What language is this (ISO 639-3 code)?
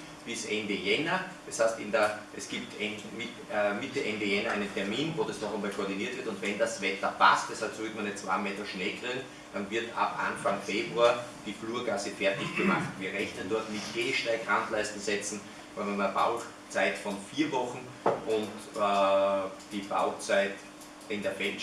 deu